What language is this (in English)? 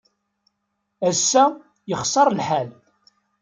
Kabyle